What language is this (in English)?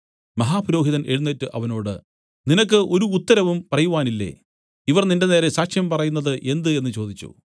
Malayalam